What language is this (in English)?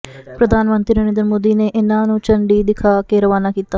Punjabi